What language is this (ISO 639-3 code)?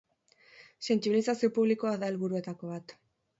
eus